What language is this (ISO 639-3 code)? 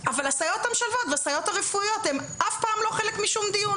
heb